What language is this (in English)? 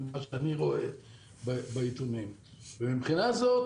Hebrew